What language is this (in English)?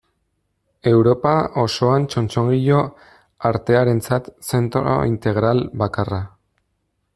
Basque